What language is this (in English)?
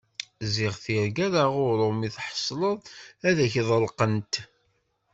Kabyle